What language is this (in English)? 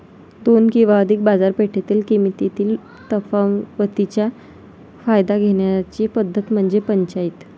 Marathi